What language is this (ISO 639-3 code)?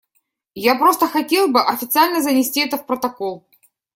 rus